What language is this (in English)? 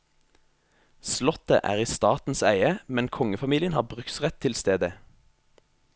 Norwegian